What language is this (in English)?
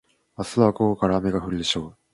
Japanese